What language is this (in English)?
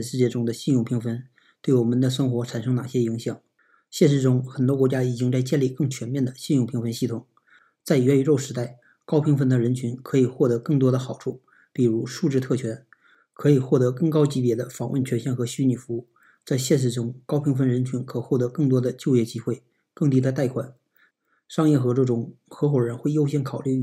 Chinese